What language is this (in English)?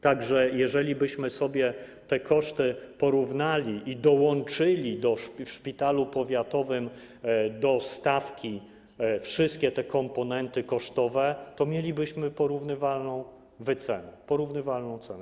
Polish